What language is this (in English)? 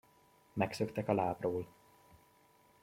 Hungarian